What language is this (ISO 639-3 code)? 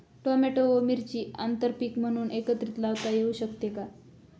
mar